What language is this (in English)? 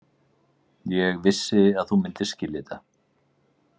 Icelandic